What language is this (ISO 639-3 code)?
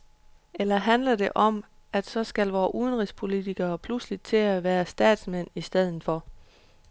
dan